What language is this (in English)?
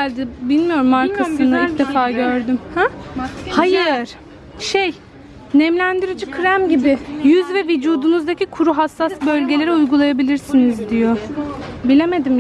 Turkish